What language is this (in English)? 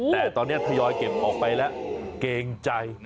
Thai